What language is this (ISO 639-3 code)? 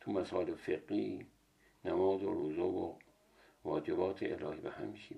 fas